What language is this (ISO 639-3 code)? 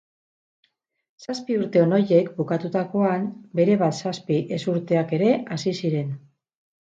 eus